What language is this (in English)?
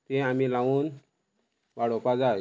Konkani